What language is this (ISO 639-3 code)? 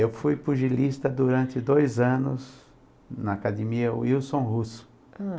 por